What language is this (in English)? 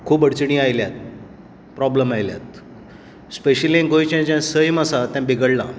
Konkani